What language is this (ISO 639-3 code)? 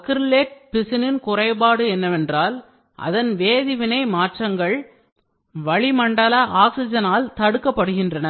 tam